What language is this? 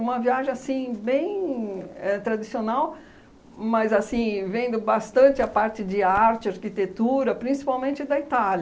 Portuguese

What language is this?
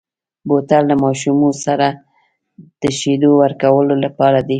Pashto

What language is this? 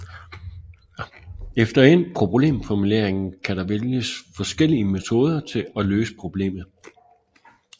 Danish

